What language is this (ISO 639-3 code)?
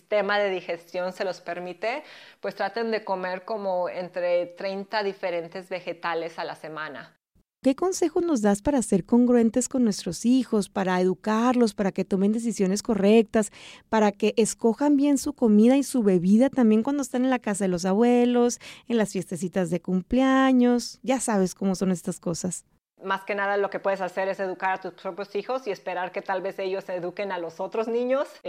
spa